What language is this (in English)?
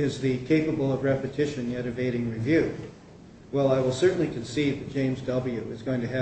English